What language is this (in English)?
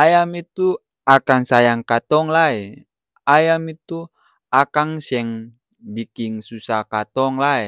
Ambonese Malay